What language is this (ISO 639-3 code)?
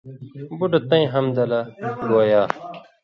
mvy